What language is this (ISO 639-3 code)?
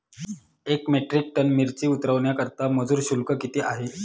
mar